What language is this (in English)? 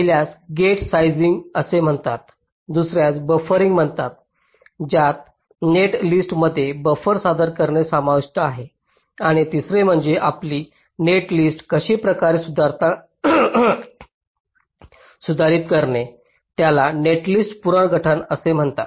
Marathi